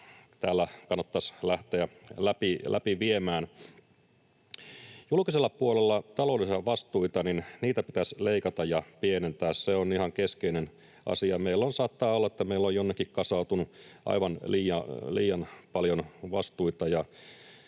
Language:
Finnish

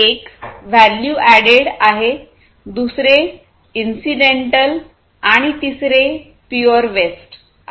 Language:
Marathi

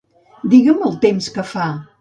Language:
Catalan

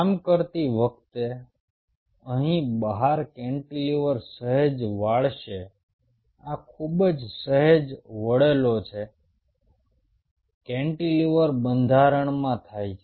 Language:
Gujarati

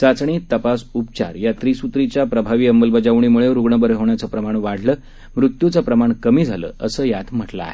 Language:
Marathi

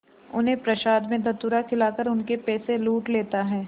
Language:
Hindi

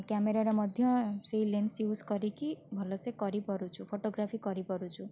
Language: Odia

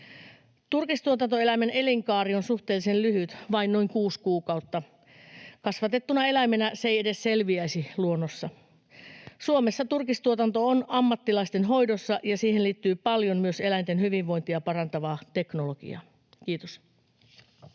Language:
Finnish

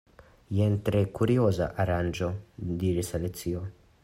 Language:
Esperanto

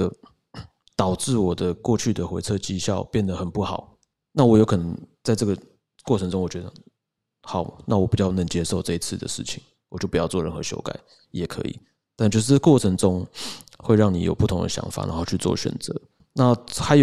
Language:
Chinese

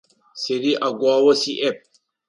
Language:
Adyghe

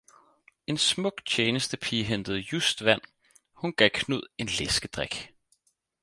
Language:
Danish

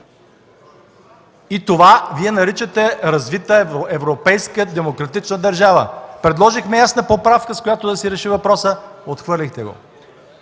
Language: Bulgarian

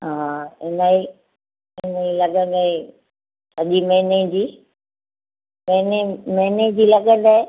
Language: Sindhi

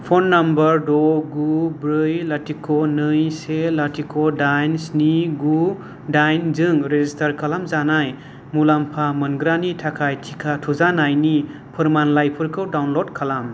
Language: Bodo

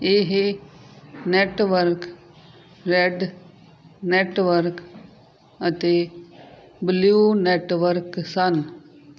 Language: Punjabi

